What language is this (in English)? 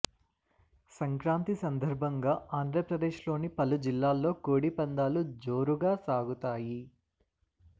Telugu